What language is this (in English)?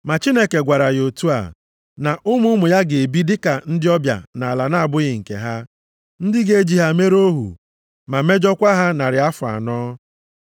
Igbo